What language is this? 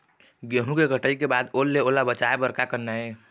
Chhattisgarhi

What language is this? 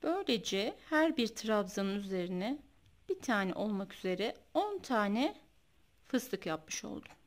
Turkish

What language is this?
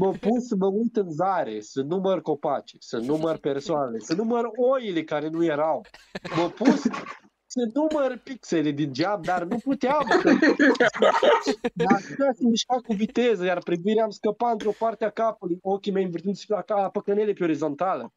Romanian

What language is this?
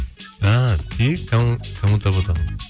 Kazakh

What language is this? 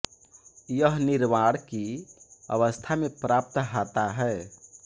Hindi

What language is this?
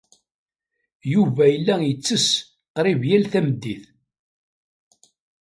Kabyle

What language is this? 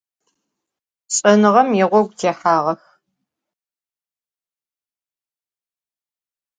Adyghe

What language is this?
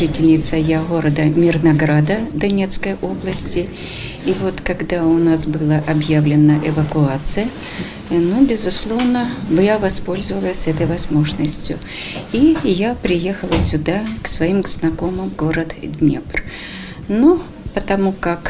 Ukrainian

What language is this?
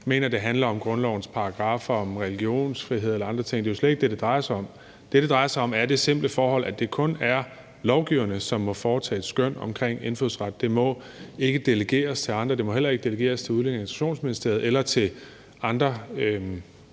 Danish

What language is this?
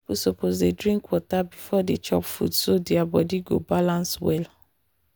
Nigerian Pidgin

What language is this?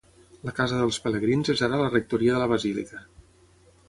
Catalan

